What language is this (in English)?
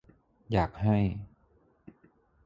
Thai